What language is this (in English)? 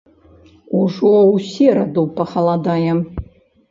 Belarusian